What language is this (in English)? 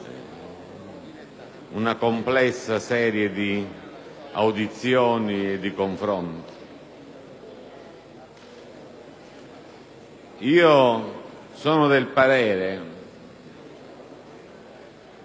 Italian